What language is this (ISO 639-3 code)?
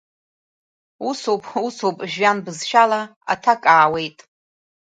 abk